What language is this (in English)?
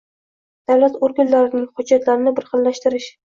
Uzbek